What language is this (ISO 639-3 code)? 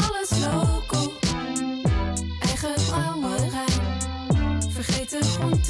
nld